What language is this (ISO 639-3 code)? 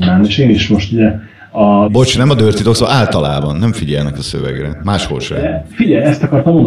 hun